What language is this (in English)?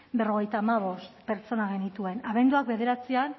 Basque